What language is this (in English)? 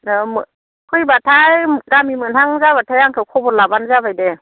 Bodo